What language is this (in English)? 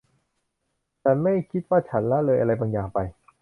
Thai